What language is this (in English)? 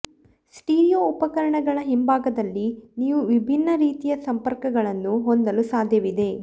Kannada